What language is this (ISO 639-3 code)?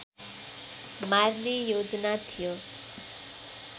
nep